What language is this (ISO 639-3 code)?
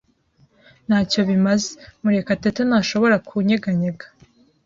kin